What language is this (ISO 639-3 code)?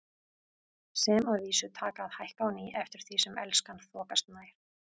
isl